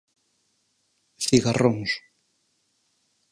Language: Galician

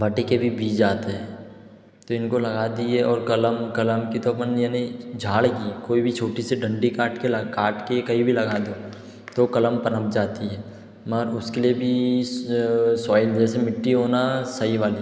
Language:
Hindi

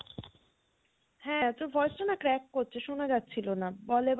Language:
Bangla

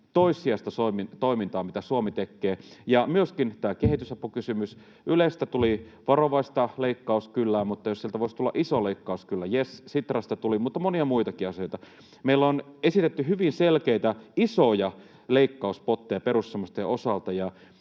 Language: Finnish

